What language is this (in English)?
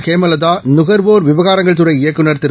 Tamil